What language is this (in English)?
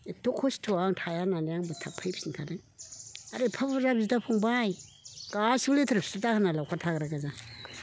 Bodo